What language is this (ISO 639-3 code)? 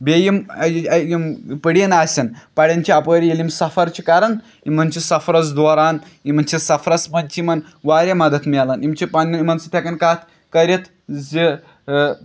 kas